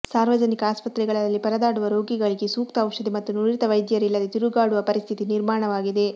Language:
Kannada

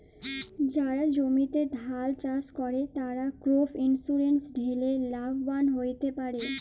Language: Bangla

